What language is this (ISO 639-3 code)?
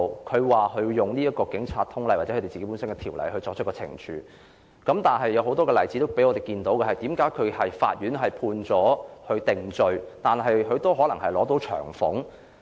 yue